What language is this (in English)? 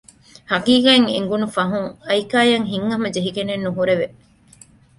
Divehi